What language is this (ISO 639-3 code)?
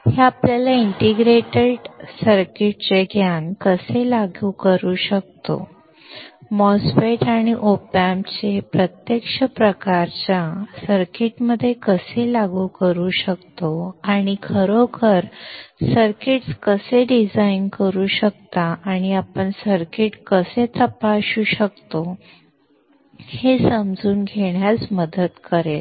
mar